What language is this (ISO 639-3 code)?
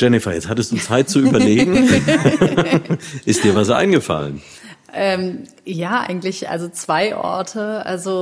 deu